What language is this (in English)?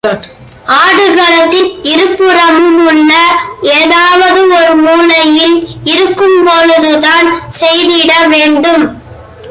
Tamil